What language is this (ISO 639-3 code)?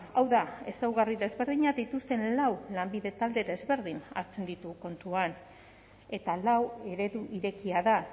eus